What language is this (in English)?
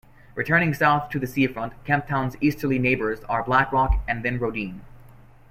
English